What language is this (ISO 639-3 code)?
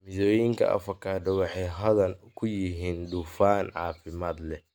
som